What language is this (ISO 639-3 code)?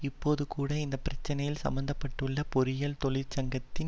tam